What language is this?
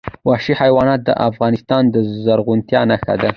Pashto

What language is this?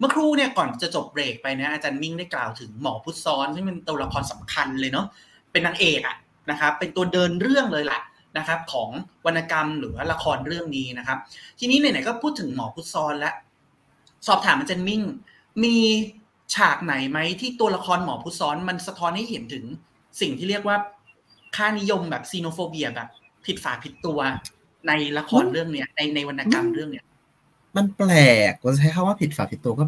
Thai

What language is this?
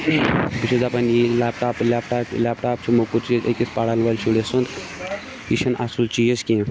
Kashmiri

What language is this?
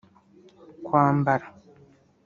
Kinyarwanda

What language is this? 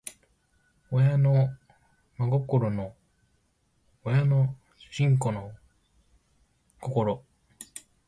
Japanese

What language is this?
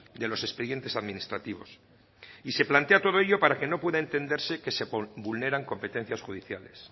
Spanish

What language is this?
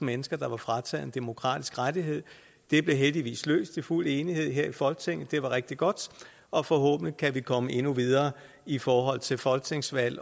Danish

